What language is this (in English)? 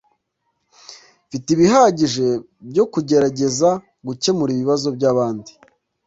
Kinyarwanda